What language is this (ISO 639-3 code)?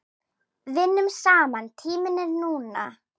isl